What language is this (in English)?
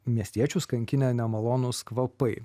Lithuanian